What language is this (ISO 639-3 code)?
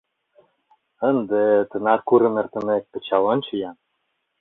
chm